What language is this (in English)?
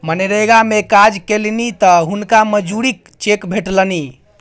Maithili